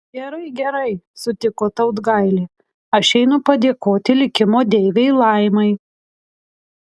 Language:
Lithuanian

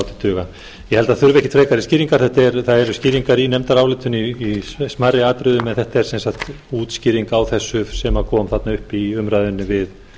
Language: Icelandic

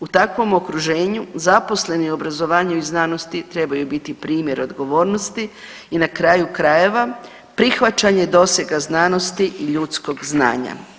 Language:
Croatian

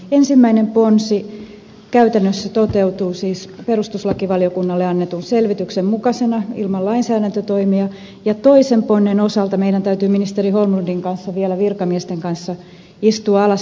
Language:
Finnish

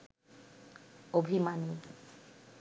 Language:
Bangla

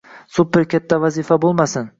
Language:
Uzbek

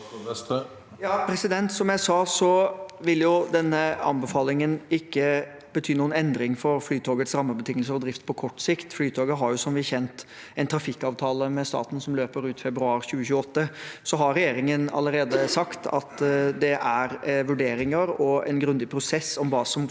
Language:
Norwegian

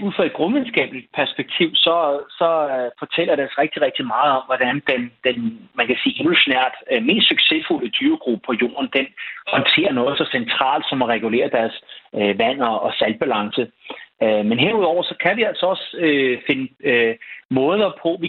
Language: Danish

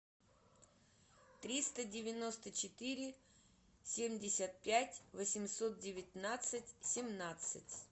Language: Russian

